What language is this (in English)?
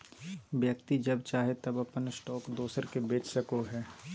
Magahi